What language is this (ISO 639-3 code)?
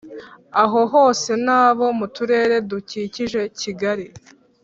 kin